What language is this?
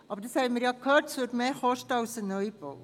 Swiss German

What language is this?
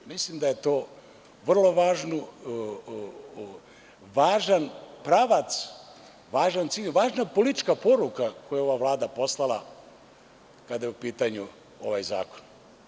Serbian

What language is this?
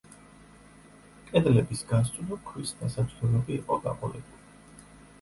Georgian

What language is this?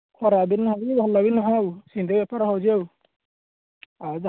Odia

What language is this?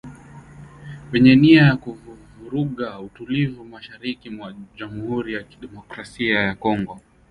Swahili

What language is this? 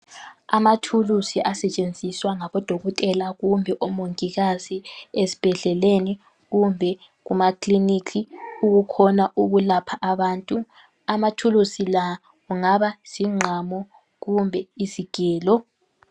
North Ndebele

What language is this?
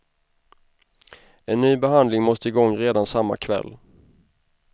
Swedish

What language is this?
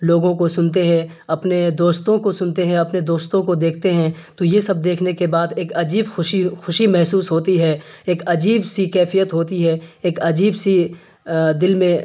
Urdu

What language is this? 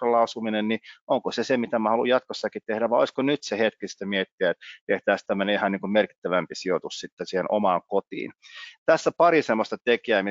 Finnish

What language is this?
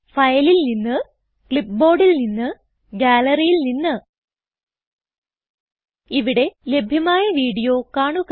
Malayalam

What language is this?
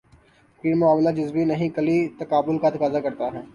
Urdu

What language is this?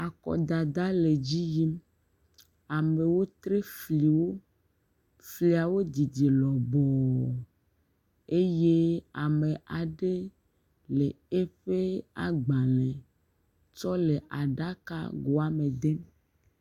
Ewe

